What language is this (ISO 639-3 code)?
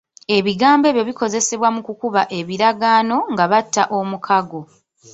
lug